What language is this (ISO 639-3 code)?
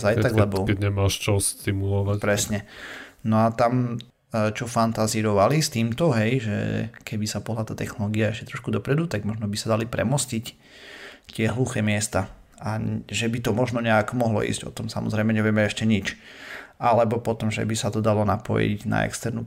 slk